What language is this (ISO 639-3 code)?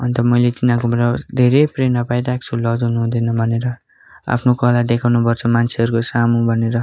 nep